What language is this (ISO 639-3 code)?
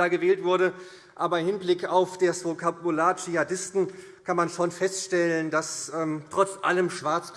deu